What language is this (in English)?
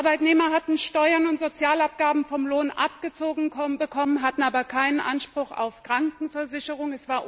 German